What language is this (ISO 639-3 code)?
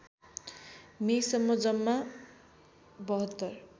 nep